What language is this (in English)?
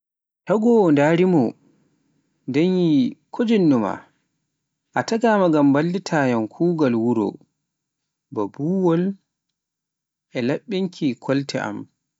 Pular